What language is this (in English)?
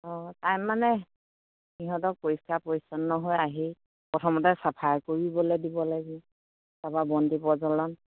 Assamese